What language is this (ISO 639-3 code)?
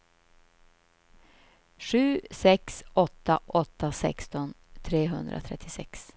swe